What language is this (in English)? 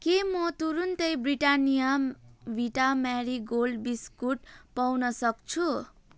Nepali